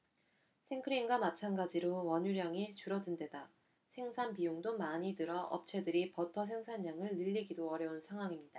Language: Korean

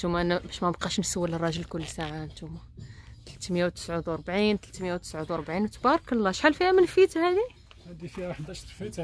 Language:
Arabic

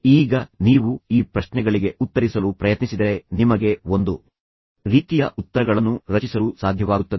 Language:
Kannada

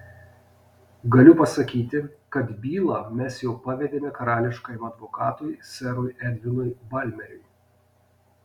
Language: Lithuanian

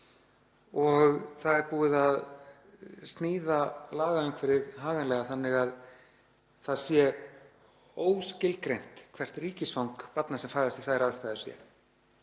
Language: Icelandic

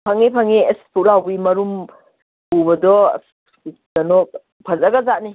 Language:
Manipuri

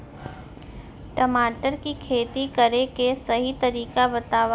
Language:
Chhattisgarhi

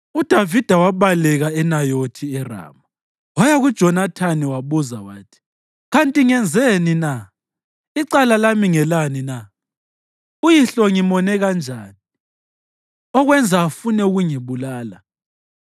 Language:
North Ndebele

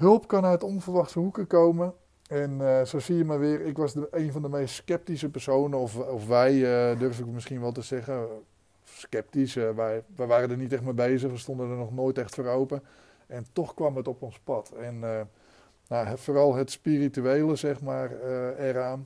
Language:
Dutch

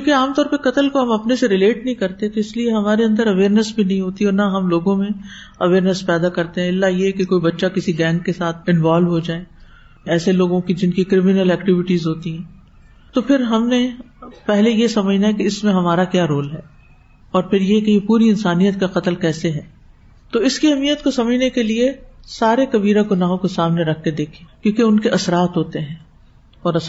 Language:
Urdu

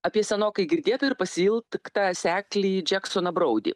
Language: Lithuanian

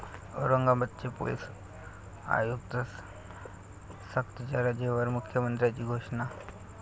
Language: Marathi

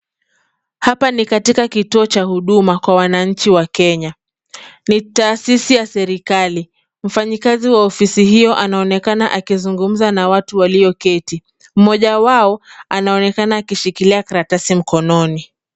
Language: Swahili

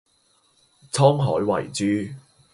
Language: Cantonese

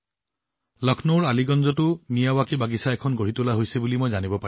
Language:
Assamese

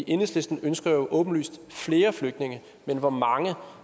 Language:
Danish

